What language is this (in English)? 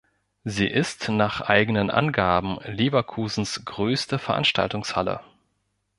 German